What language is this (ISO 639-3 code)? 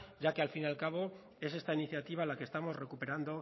spa